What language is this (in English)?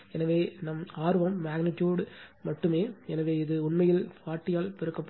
Tamil